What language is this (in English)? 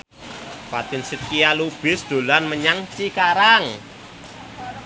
Javanese